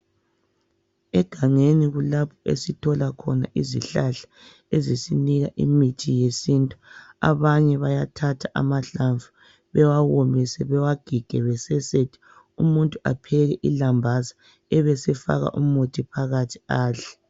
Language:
North Ndebele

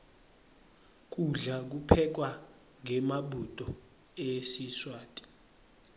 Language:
Swati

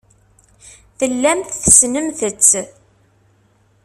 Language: Kabyle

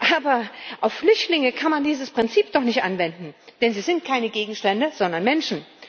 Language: German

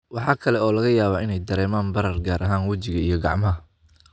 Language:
Somali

